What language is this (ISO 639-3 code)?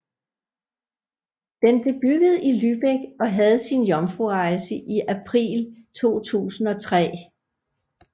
dan